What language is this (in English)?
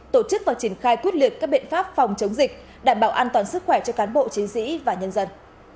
Vietnamese